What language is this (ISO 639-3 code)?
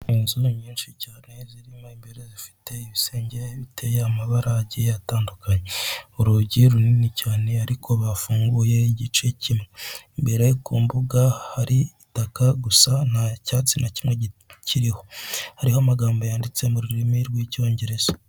kin